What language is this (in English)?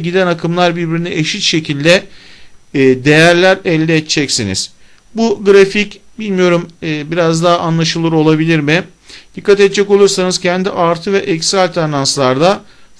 Turkish